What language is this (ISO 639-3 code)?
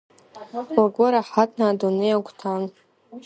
abk